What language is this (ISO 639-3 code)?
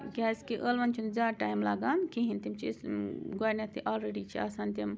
kas